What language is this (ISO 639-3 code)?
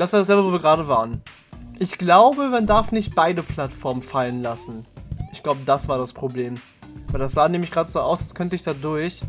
deu